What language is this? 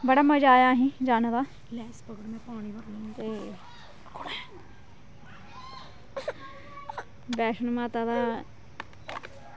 Dogri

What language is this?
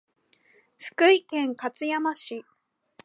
Japanese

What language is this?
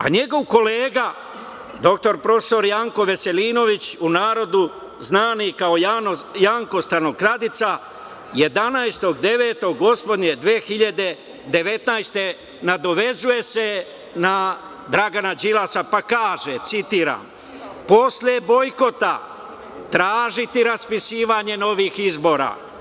Serbian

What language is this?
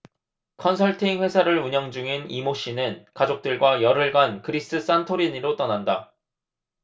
Korean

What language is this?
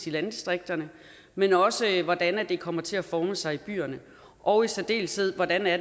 Danish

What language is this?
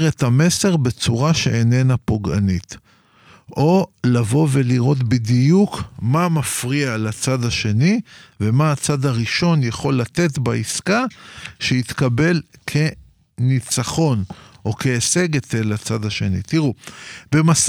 Hebrew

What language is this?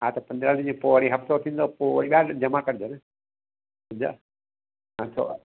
Sindhi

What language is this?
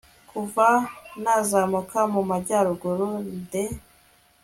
Kinyarwanda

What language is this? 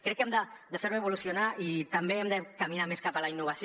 Catalan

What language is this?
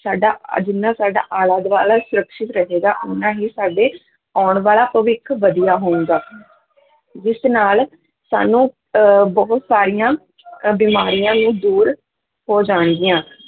Punjabi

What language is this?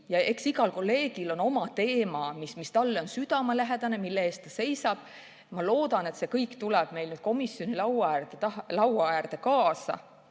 Estonian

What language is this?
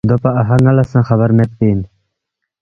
Balti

